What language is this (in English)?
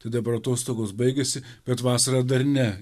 Lithuanian